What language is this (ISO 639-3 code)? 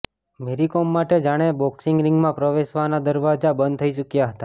guj